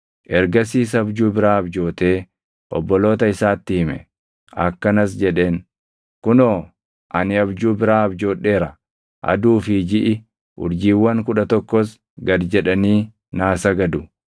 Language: Oromo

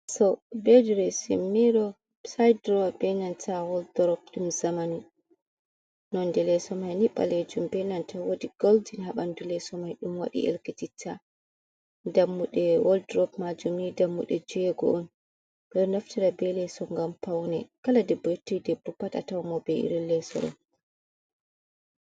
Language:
Fula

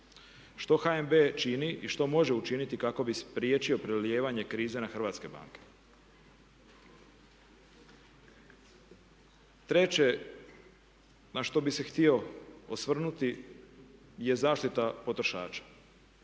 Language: Croatian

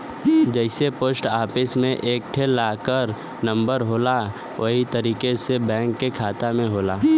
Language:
Bhojpuri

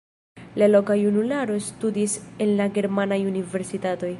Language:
Esperanto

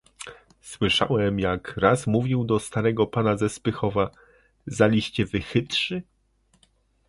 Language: Polish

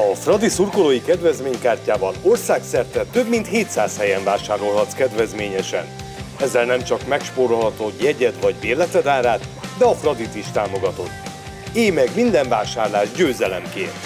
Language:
Hungarian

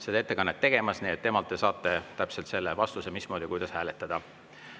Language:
Estonian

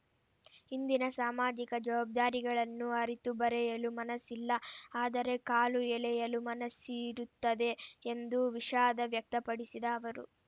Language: Kannada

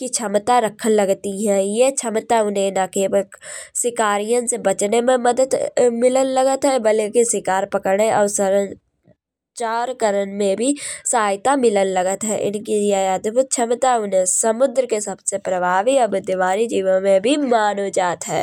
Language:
Kanauji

